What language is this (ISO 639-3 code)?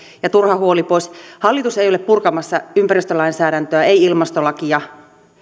fin